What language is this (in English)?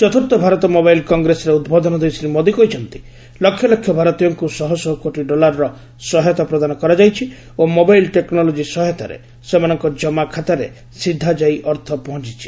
Odia